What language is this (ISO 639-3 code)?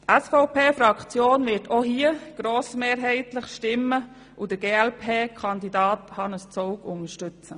gsw